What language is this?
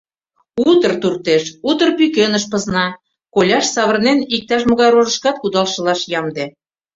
Mari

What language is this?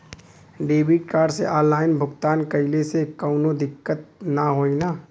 Bhojpuri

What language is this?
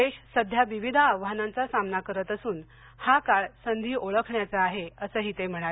Marathi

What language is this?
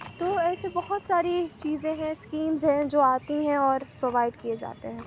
Urdu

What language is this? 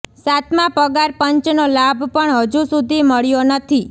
Gujarati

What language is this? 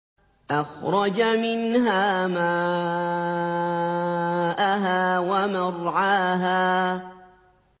Arabic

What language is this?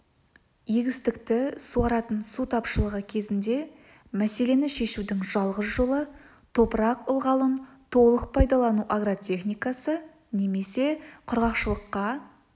Kazakh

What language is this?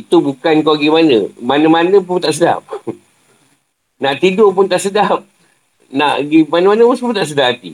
Malay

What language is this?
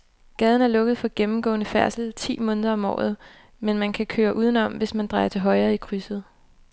Danish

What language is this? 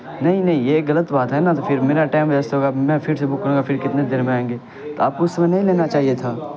Urdu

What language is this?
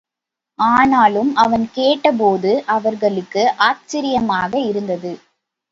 Tamil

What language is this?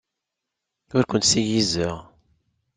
Kabyle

